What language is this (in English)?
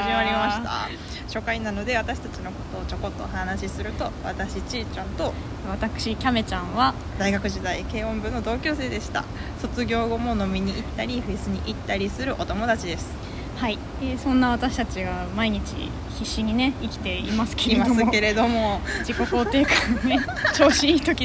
Japanese